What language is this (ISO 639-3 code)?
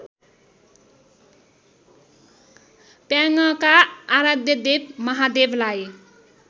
nep